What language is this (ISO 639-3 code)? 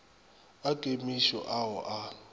nso